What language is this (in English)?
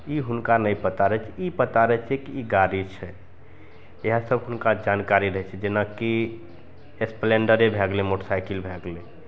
Maithili